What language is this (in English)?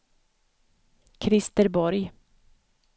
Swedish